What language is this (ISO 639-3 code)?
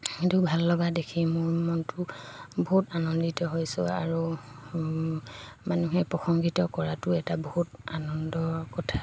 asm